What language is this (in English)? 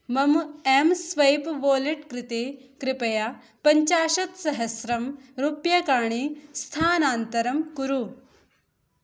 Sanskrit